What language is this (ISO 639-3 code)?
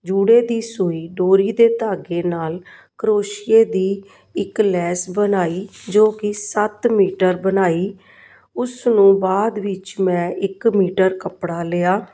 pan